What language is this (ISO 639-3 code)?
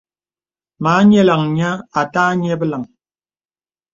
beb